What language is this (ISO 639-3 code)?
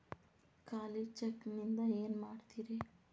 kan